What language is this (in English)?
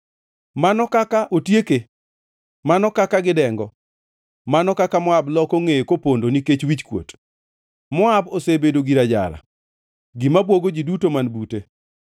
Luo (Kenya and Tanzania)